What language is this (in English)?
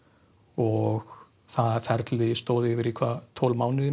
Icelandic